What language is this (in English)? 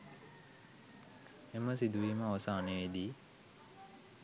Sinhala